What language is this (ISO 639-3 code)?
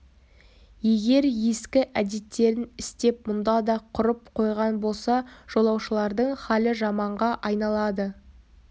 kaz